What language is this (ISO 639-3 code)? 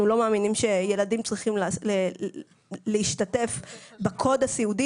heb